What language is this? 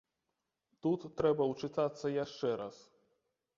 Belarusian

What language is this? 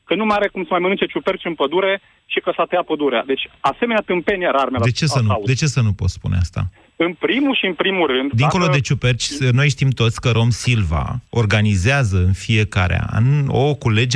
Romanian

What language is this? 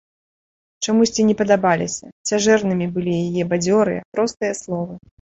Belarusian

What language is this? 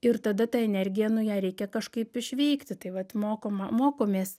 Lithuanian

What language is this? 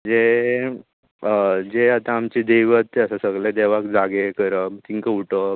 Konkani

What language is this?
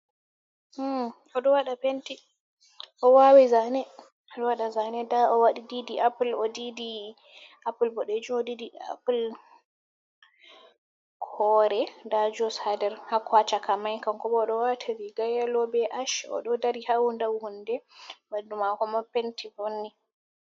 Fula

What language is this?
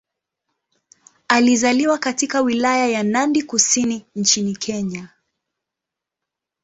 Swahili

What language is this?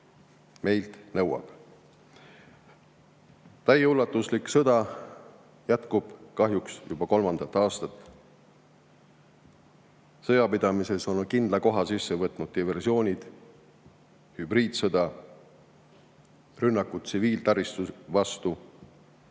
Estonian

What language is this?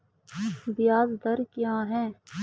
Hindi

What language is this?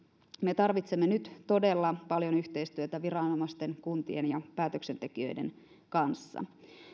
Finnish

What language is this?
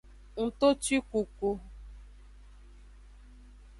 Aja (Benin)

